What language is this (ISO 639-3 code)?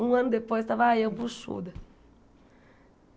por